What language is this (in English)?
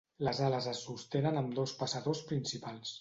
Catalan